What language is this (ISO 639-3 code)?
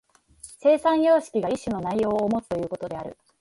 jpn